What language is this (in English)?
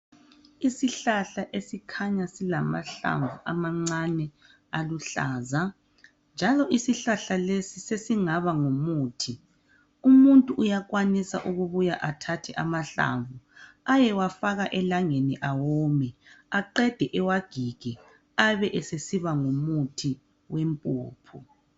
North Ndebele